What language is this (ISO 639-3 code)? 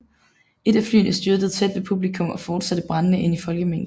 dan